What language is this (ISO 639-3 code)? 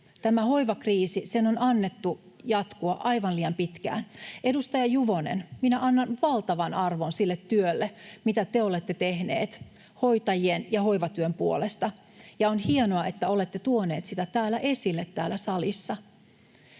fin